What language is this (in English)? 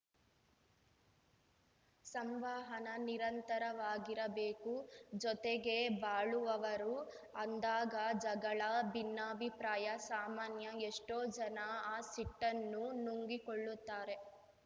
Kannada